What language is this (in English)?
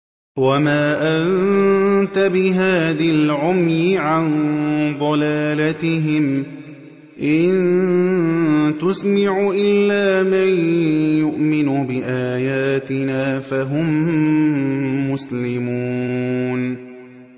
Arabic